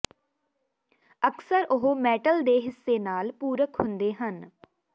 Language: Punjabi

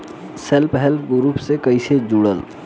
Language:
Bhojpuri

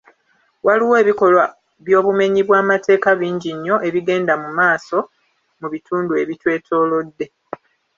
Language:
Ganda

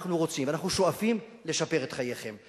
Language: Hebrew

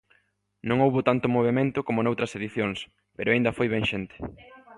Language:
Galician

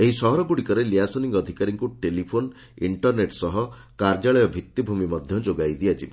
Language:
Odia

